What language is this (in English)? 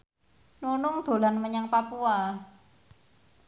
Javanese